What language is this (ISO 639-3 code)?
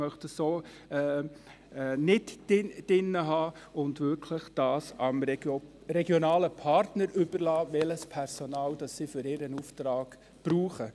gsw